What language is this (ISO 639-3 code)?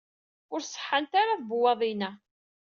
kab